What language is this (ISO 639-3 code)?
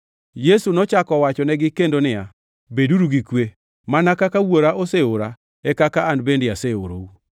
luo